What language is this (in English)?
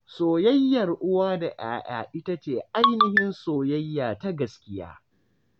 Hausa